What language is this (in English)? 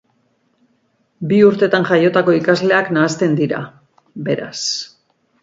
Basque